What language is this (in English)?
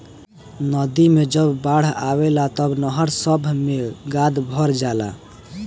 Bhojpuri